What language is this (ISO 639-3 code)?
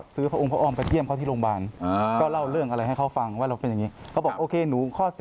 tha